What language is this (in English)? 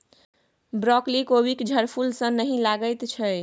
Maithili